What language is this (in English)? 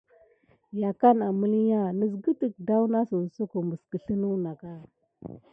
Gidar